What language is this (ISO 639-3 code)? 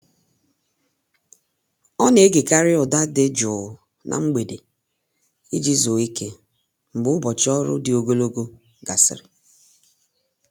ibo